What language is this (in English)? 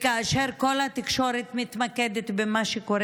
Hebrew